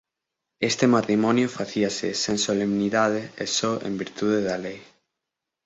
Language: Galician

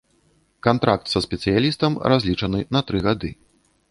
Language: Belarusian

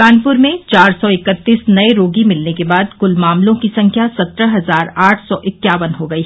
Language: Hindi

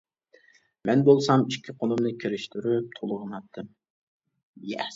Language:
Uyghur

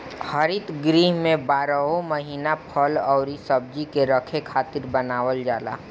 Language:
Bhojpuri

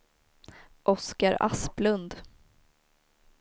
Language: Swedish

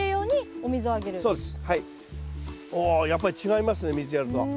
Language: Japanese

